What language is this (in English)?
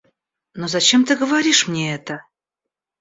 Russian